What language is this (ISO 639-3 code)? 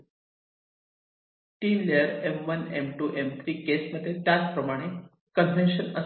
mar